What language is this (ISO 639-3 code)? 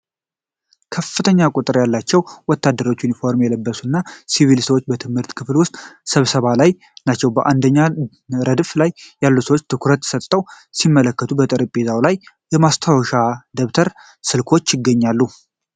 amh